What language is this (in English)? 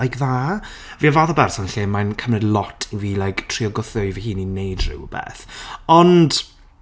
Welsh